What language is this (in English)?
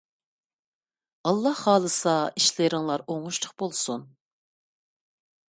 Uyghur